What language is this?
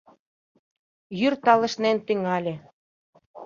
Mari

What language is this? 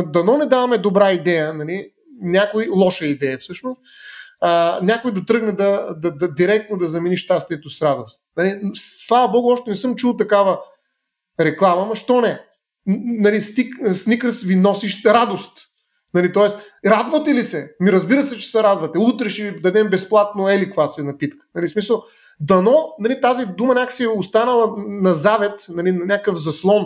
Bulgarian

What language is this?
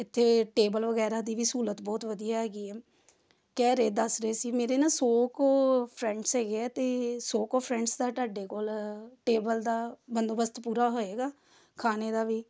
Punjabi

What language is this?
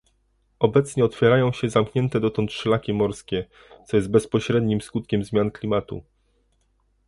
Polish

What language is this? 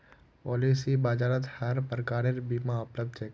Magahi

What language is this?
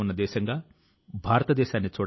Telugu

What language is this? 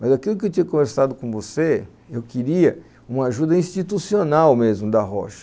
Portuguese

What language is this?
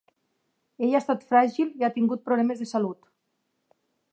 Catalan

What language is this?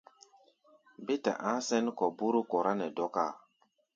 Gbaya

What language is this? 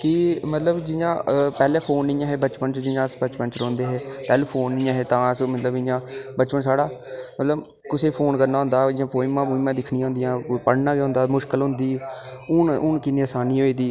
Dogri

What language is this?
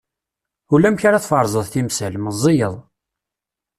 Kabyle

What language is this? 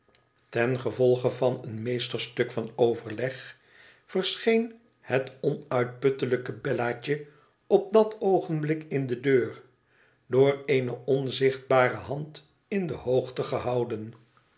Dutch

